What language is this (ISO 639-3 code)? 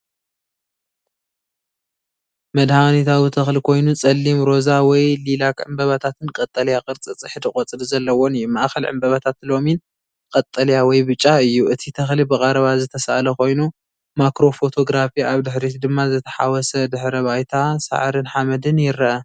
tir